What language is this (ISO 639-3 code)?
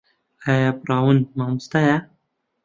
ckb